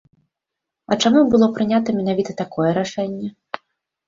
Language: Belarusian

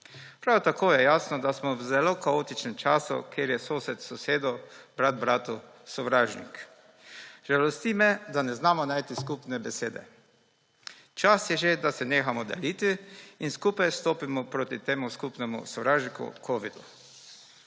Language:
Slovenian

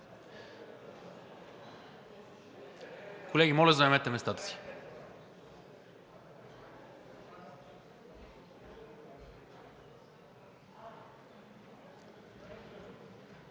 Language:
Bulgarian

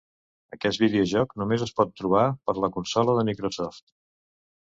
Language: Catalan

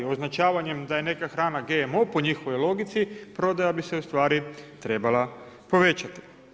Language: Croatian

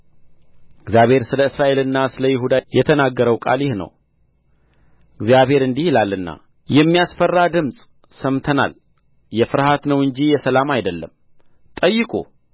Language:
Amharic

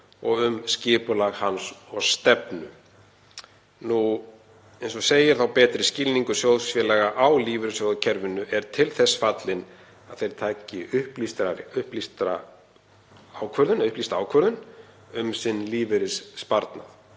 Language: Icelandic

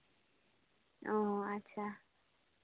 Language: Santali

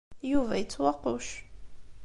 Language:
Kabyle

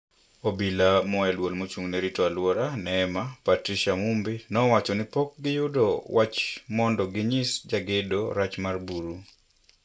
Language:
Luo (Kenya and Tanzania)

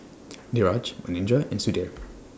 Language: English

